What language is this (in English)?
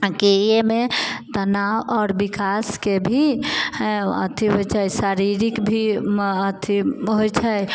Maithili